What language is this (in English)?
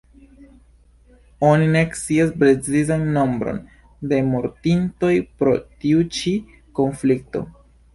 Esperanto